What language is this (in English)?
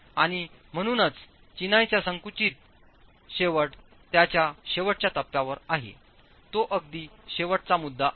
Marathi